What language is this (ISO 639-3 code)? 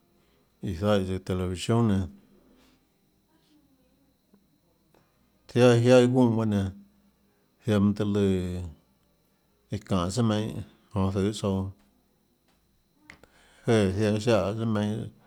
ctl